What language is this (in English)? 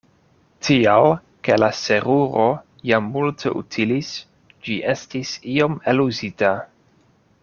Esperanto